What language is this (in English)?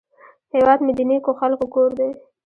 Pashto